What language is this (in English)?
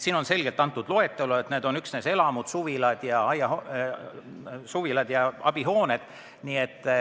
Estonian